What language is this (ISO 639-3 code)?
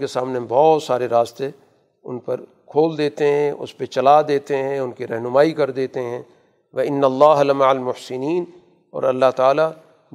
urd